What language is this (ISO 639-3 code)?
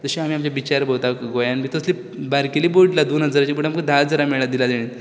kok